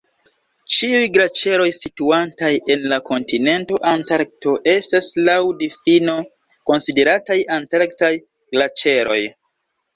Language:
Esperanto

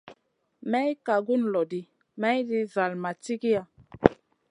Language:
Masana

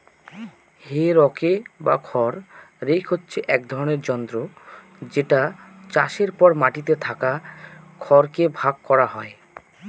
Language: Bangla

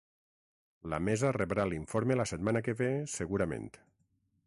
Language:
Catalan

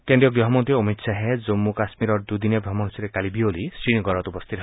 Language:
Assamese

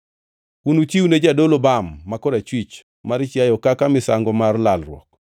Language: Luo (Kenya and Tanzania)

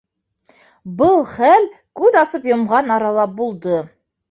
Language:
Bashkir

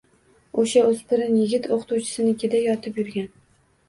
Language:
Uzbek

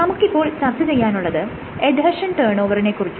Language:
Malayalam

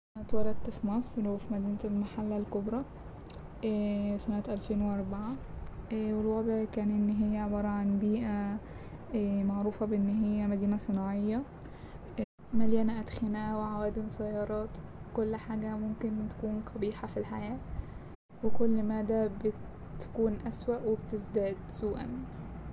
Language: Egyptian Arabic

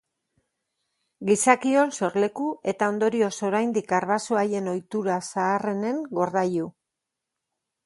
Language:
Basque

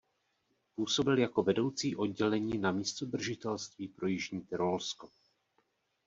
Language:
Czech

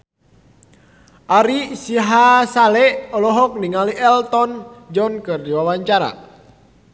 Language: Sundanese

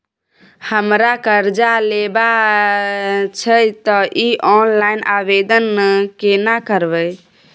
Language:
Maithili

